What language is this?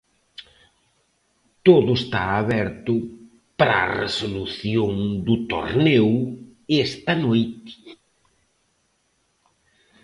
Galician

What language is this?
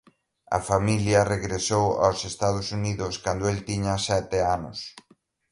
Galician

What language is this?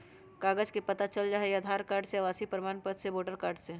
Magahi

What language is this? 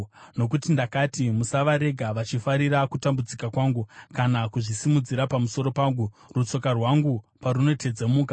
Shona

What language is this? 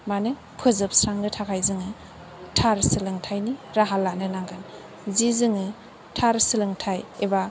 Bodo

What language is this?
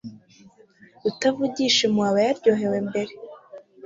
Kinyarwanda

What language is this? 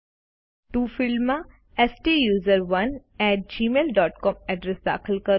Gujarati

